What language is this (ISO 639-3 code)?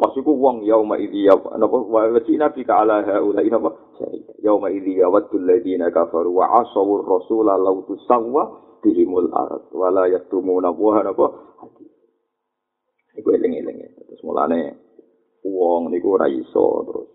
ind